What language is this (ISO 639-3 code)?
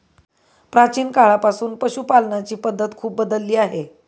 mar